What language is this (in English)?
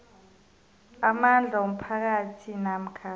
South Ndebele